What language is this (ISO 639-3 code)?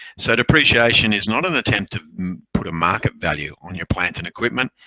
eng